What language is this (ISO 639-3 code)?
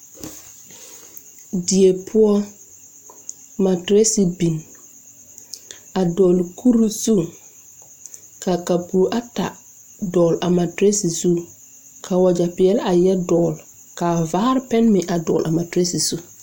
dga